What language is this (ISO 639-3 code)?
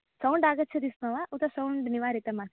san